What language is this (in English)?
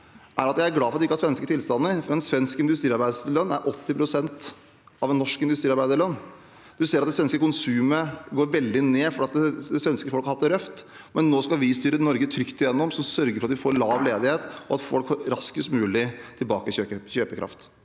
Norwegian